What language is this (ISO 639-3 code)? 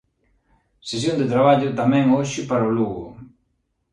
glg